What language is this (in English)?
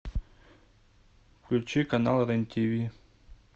Russian